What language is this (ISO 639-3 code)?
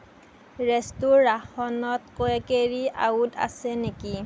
asm